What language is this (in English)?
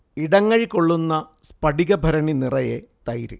Malayalam